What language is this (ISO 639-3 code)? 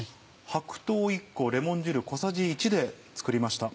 jpn